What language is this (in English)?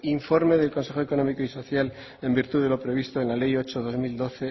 Spanish